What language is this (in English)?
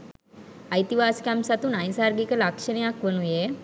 Sinhala